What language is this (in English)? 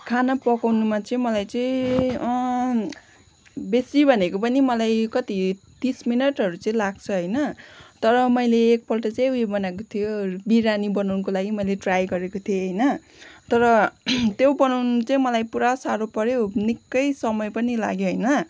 Nepali